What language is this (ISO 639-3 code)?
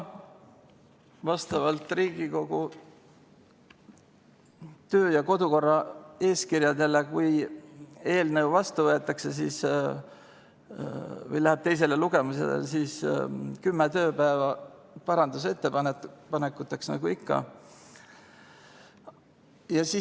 est